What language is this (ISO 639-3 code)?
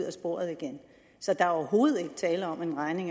dan